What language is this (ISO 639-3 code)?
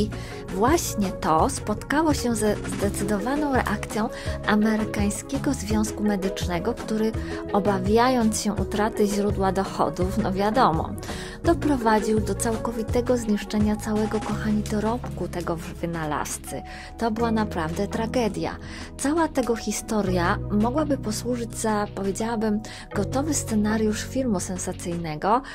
pol